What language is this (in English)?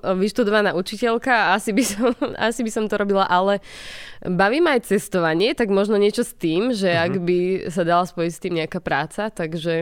Slovak